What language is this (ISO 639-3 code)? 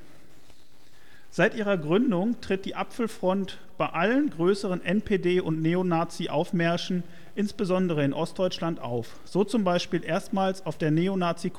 deu